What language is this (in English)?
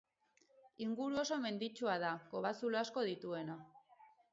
Basque